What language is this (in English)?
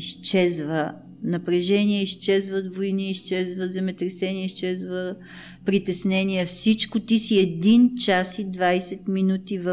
Bulgarian